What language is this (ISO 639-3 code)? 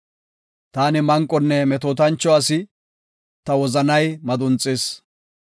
gof